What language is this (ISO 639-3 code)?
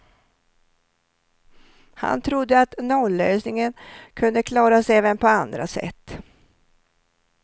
swe